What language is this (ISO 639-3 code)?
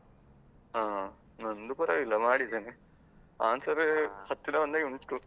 kan